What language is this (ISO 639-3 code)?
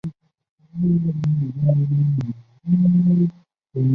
zho